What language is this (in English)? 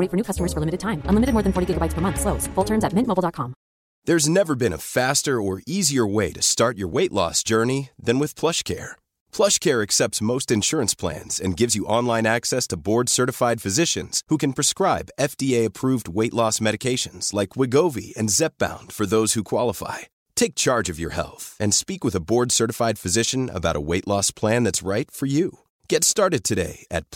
Urdu